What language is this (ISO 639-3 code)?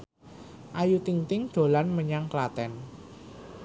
jav